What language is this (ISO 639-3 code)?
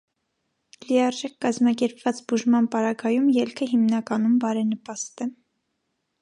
hye